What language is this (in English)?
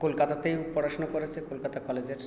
Bangla